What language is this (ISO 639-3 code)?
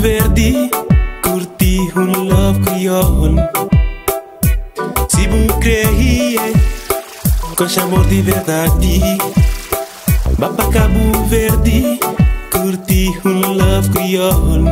ron